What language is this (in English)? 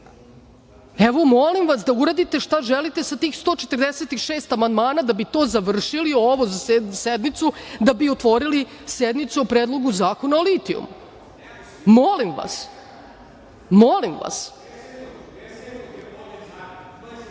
Serbian